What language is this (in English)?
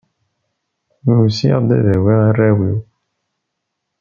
Kabyle